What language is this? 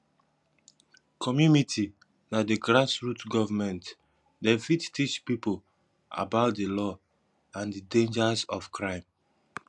Nigerian Pidgin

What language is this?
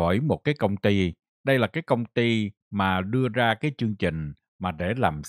Vietnamese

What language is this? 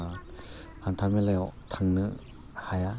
Bodo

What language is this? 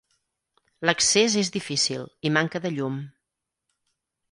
Catalan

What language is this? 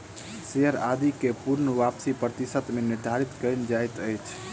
Maithili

